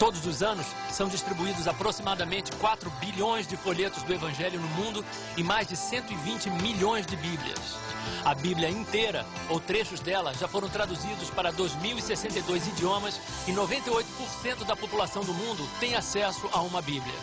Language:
Portuguese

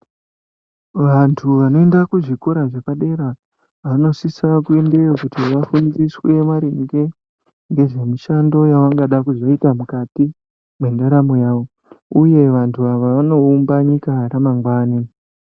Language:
Ndau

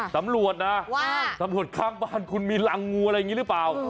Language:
Thai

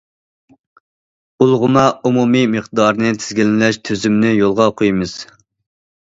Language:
Uyghur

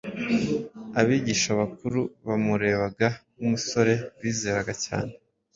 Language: Kinyarwanda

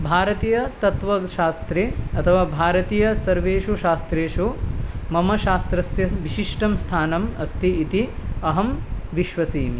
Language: Sanskrit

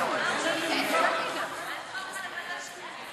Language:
Hebrew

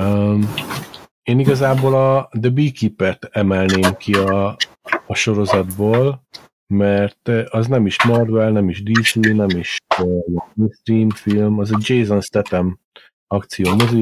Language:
Hungarian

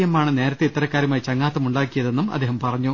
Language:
Malayalam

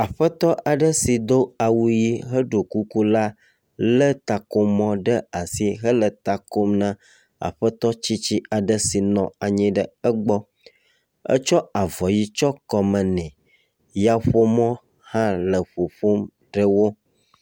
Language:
Ewe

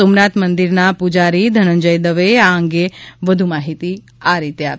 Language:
Gujarati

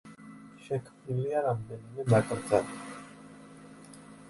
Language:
Georgian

